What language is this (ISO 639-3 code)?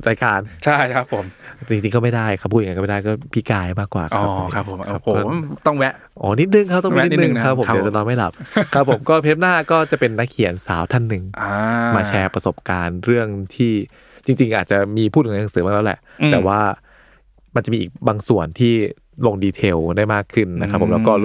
tha